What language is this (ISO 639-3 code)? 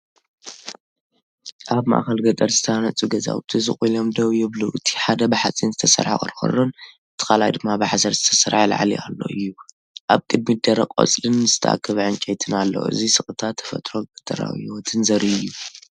tir